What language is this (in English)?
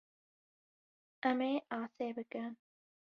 Kurdish